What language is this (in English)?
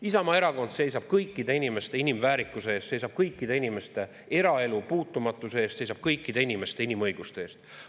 Estonian